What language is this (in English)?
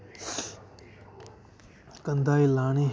Dogri